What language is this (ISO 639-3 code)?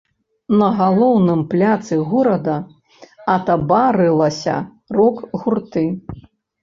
bel